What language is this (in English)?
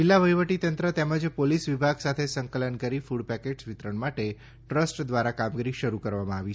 Gujarati